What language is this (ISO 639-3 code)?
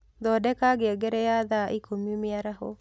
kik